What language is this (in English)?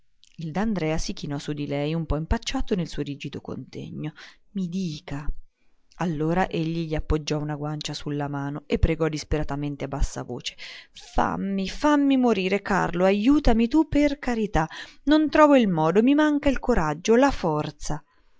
Italian